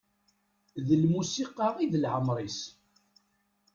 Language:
Kabyle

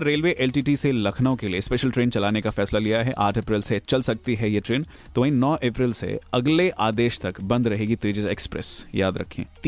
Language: Hindi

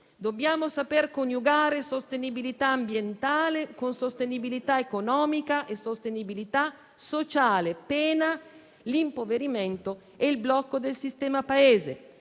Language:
Italian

